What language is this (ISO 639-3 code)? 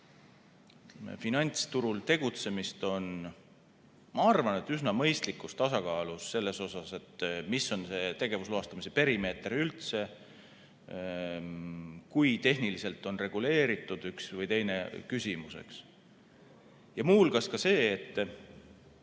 est